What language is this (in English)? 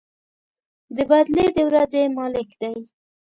Pashto